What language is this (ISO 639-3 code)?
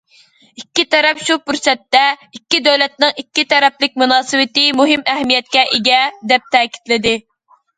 uig